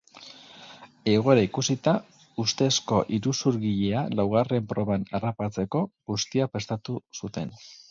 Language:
Basque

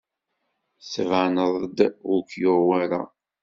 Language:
Kabyle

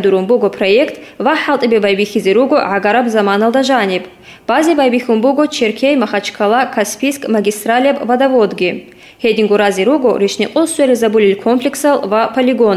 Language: Russian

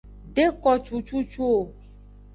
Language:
Aja (Benin)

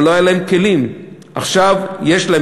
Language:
Hebrew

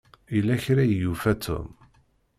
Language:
Kabyle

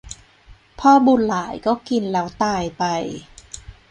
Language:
Thai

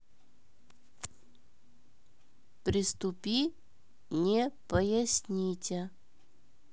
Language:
Russian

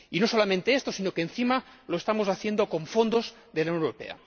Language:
Spanish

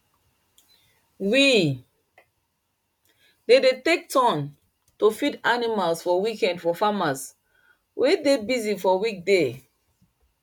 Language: Nigerian Pidgin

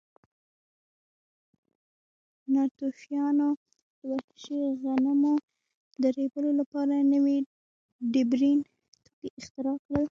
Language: Pashto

